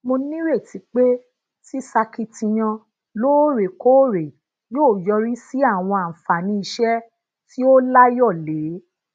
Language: Yoruba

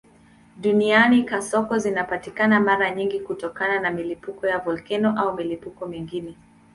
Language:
Swahili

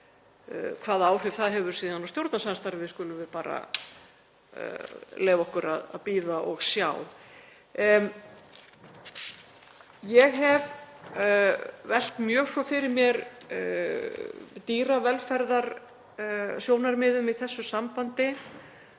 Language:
Icelandic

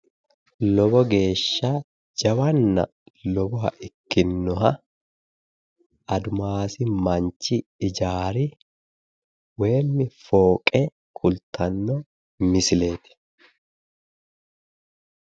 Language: Sidamo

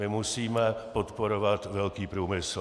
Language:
Czech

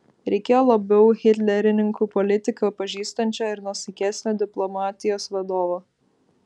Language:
Lithuanian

